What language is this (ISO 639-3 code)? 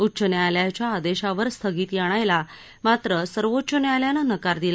mar